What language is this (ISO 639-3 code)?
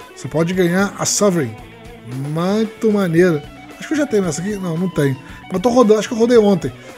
por